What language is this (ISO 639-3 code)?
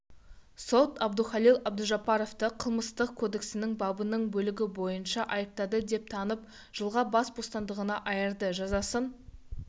kaz